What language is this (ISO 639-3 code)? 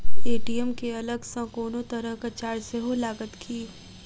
mai